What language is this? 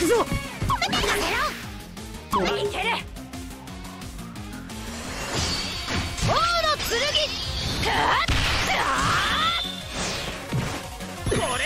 Japanese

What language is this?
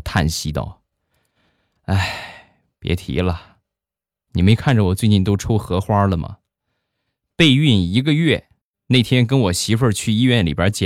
Chinese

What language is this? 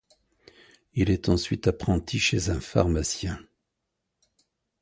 French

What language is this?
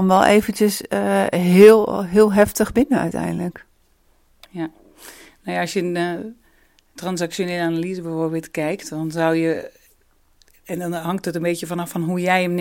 Dutch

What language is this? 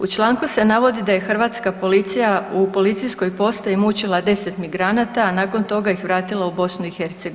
Croatian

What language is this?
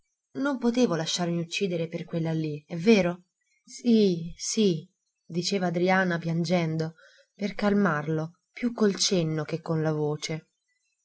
Italian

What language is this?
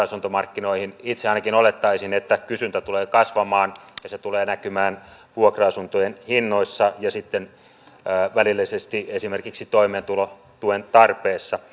Finnish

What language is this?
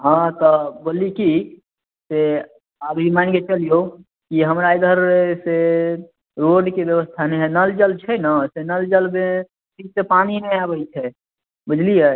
Maithili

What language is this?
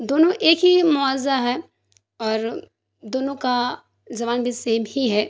Urdu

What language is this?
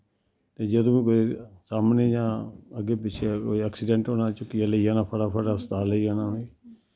Dogri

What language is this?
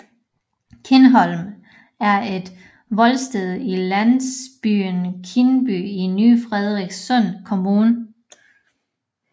Danish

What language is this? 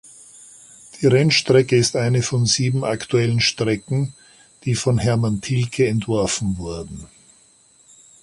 German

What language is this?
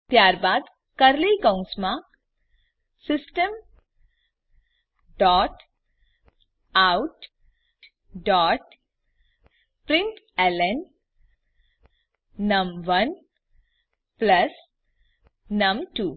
Gujarati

